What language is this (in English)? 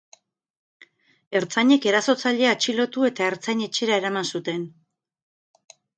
Basque